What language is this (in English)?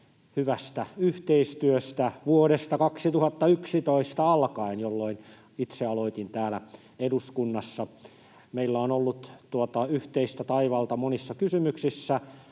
Finnish